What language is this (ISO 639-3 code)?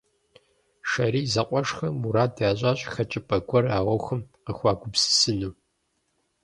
kbd